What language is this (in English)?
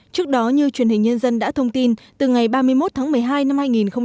Vietnamese